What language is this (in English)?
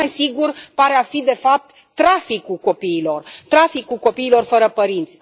Romanian